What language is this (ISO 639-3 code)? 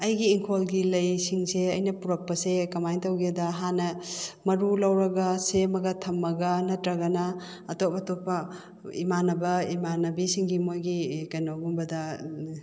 mni